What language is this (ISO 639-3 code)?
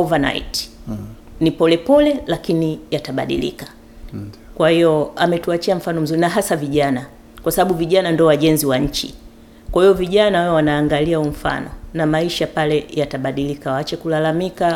swa